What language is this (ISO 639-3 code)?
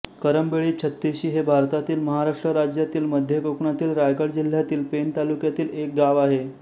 mar